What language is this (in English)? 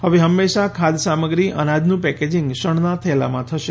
Gujarati